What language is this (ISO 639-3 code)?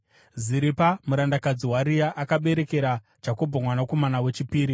sna